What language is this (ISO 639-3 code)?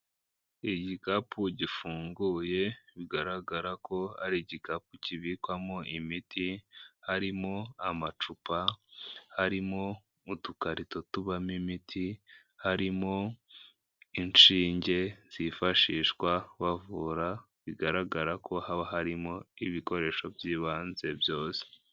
kin